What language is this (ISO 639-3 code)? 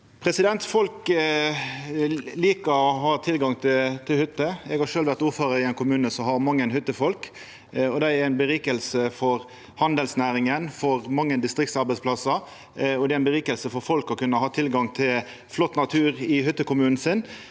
nor